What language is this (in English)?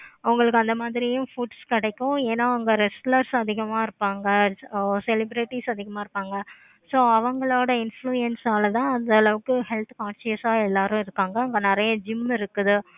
Tamil